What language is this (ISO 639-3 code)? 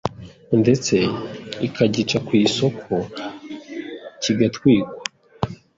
kin